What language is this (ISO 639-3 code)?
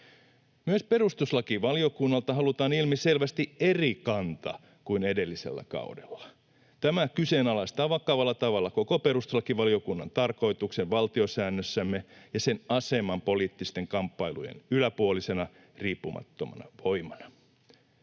fin